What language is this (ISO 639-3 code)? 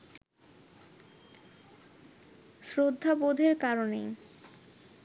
ben